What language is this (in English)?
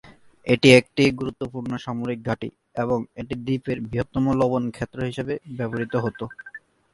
Bangla